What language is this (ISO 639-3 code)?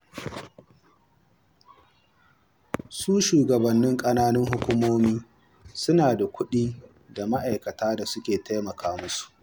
hau